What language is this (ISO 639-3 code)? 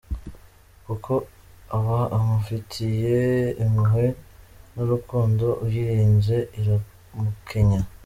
kin